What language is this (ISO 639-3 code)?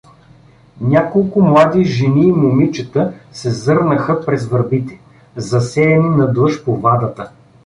bul